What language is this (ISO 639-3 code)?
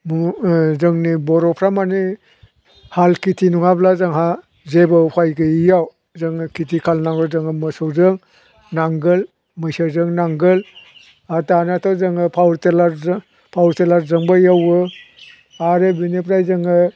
brx